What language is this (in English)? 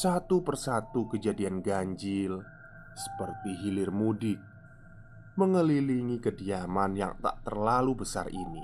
Indonesian